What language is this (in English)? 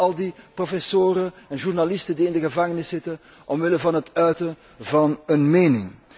Dutch